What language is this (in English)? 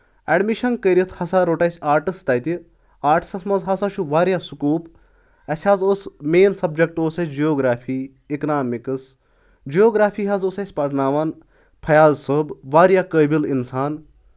Kashmiri